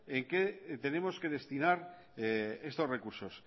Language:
Spanish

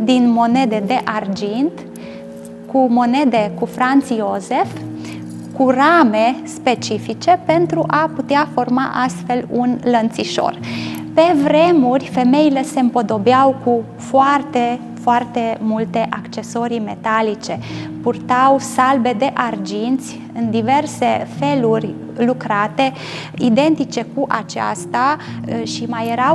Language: Romanian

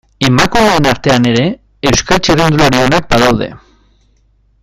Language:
Basque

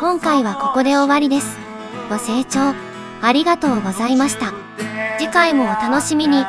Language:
Japanese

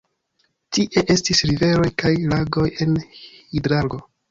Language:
Esperanto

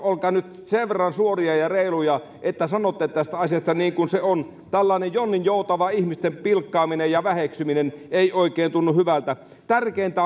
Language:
Finnish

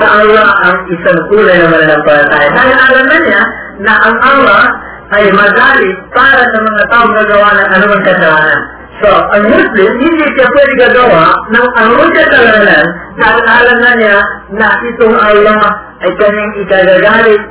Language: Filipino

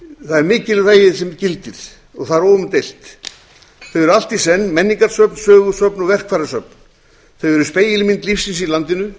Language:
Icelandic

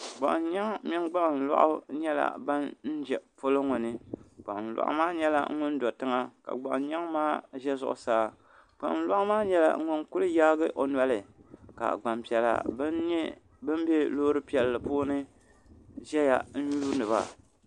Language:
Dagbani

